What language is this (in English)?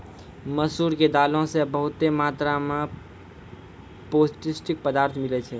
Maithili